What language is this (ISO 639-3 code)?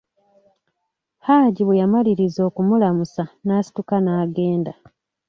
lug